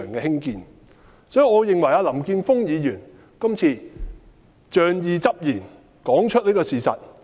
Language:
Cantonese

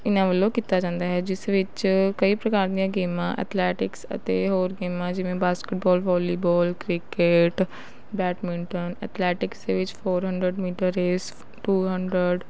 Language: Punjabi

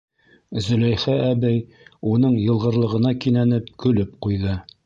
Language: Bashkir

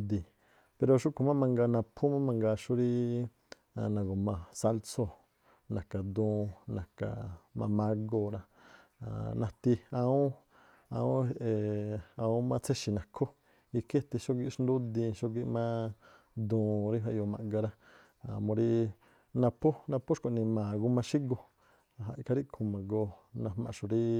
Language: Tlacoapa Me'phaa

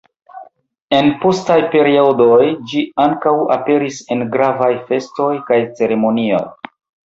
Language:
Esperanto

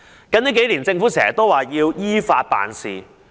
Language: Cantonese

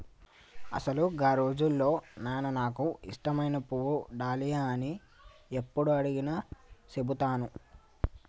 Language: Telugu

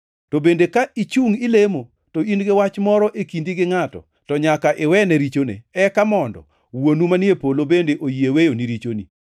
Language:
Luo (Kenya and Tanzania)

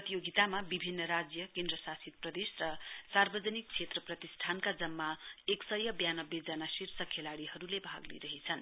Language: Nepali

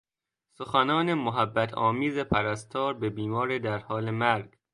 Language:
Persian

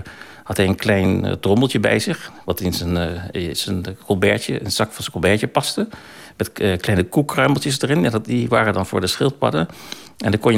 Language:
Dutch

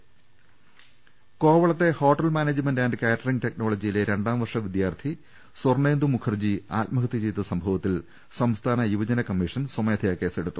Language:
Malayalam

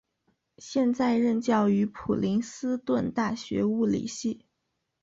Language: Chinese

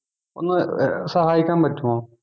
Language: Malayalam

